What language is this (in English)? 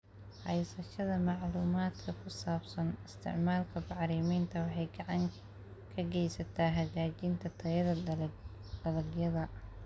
Somali